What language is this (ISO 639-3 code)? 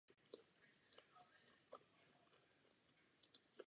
ces